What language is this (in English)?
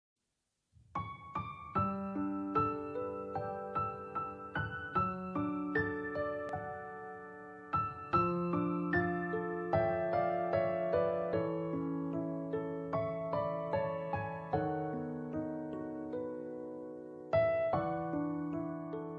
Indonesian